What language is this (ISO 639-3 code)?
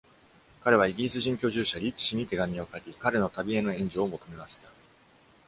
jpn